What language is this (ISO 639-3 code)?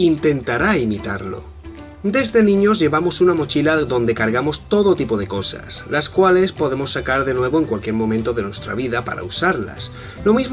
spa